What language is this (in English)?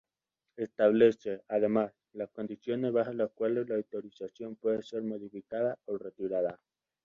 Spanish